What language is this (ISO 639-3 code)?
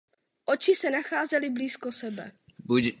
ces